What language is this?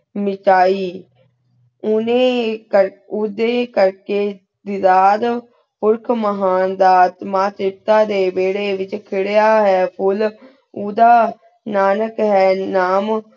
Punjabi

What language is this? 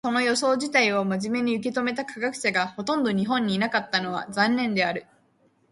Japanese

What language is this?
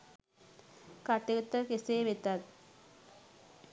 Sinhala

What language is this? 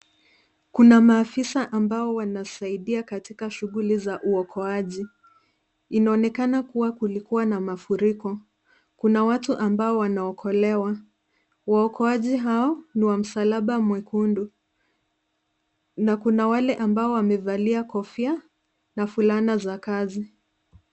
Swahili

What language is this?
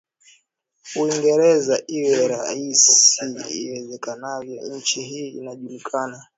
Swahili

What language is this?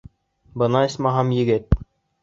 Bashkir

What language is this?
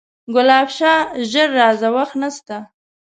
Pashto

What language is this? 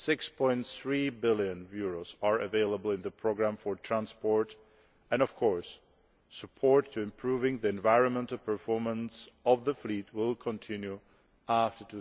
English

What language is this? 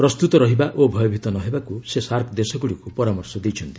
Odia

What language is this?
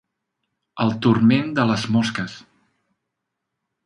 Catalan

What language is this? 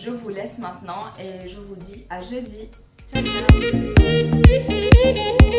French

